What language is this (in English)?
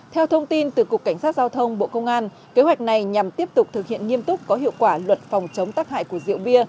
Vietnamese